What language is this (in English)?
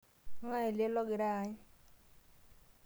Masai